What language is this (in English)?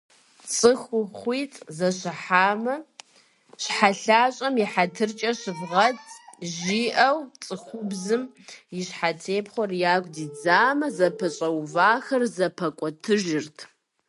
Kabardian